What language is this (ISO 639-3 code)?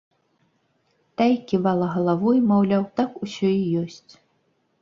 bel